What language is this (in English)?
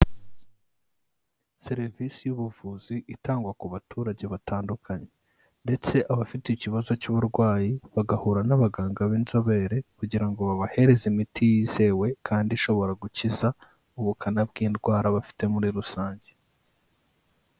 Kinyarwanda